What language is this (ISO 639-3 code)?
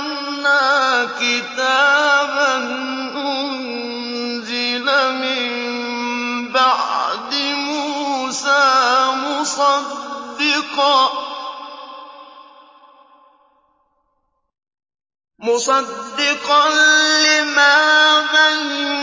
ara